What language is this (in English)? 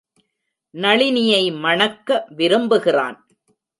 Tamil